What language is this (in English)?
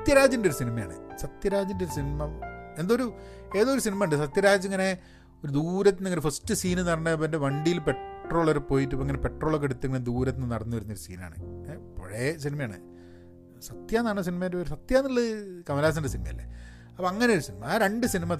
Malayalam